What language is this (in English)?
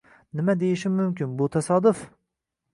Uzbek